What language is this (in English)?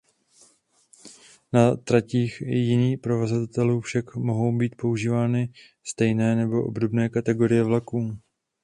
Czech